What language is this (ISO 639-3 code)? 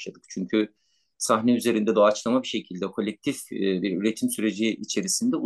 tur